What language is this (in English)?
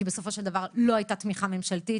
Hebrew